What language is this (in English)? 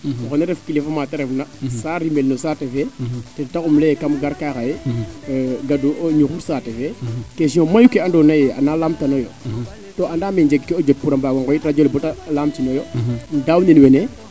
Serer